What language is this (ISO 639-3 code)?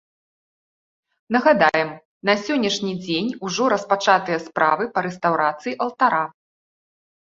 bel